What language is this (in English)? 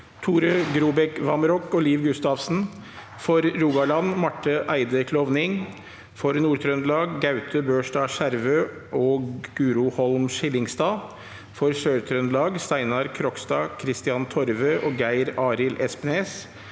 Norwegian